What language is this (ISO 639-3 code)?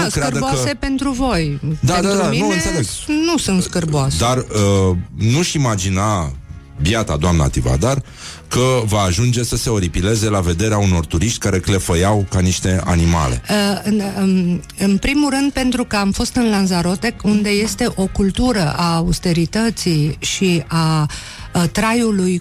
ron